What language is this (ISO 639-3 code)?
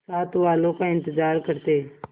hin